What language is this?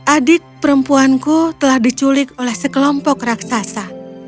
Indonesian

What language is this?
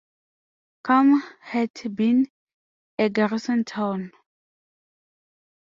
English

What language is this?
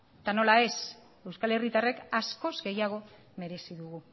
Basque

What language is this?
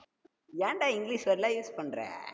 Tamil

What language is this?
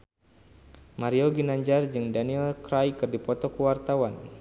Sundanese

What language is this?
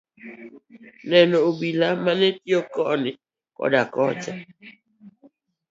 Luo (Kenya and Tanzania)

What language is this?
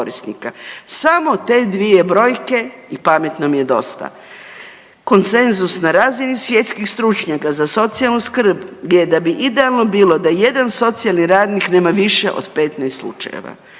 Croatian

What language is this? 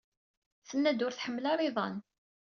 Kabyle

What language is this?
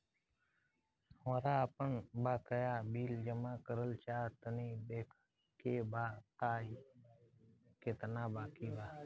Bhojpuri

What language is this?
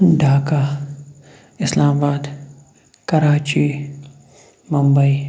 Kashmiri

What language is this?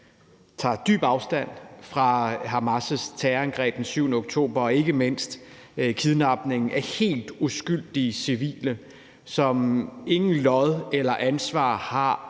Danish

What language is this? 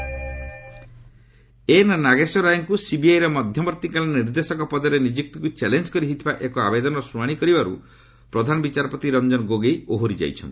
Odia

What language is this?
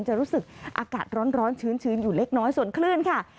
Thai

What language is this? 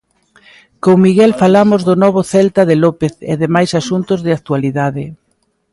Galician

